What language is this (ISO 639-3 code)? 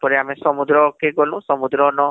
ori